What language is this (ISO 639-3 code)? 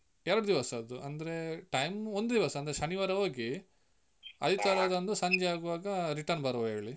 kan